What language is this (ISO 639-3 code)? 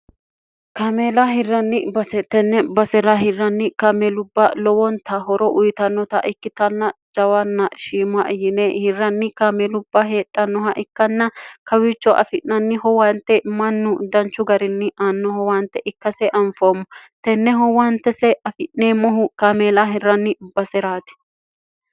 sid